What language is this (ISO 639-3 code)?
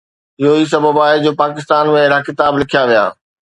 snd